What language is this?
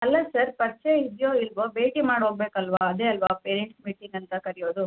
Kannada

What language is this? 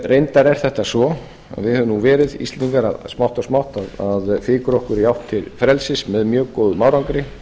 Icelandic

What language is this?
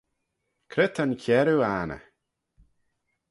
Manx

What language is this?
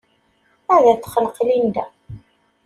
Kabyle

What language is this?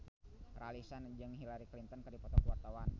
Sundanese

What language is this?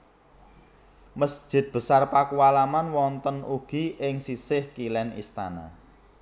Javanese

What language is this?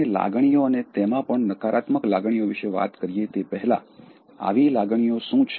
Gujarati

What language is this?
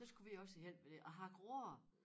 Danish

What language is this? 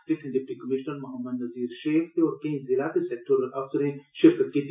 Dogri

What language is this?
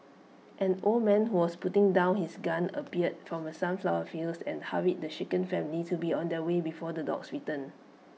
English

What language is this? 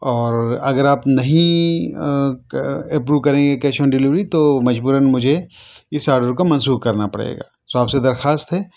Urdu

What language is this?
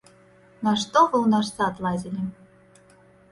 Belarusian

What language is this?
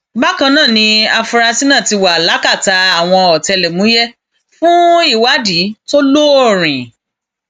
Yoruba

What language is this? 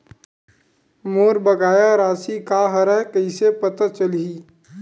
Chhattisgarhi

